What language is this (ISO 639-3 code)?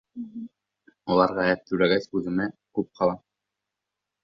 bak